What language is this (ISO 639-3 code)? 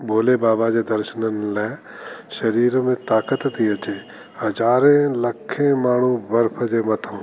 snd